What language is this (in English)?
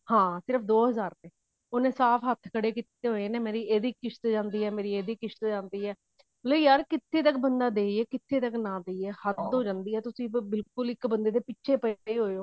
Punjabi